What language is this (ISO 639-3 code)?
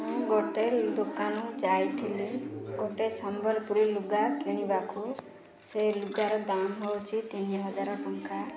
ori